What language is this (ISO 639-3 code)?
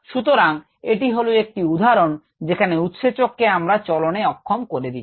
ben